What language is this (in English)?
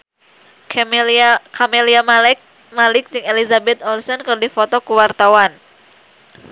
Sundanese